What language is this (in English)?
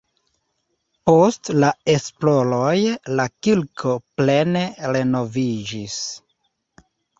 Esperanto